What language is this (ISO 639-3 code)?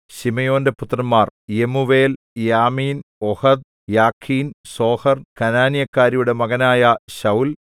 mal